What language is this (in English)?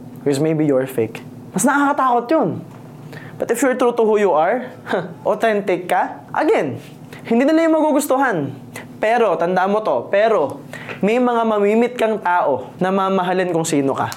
Filipino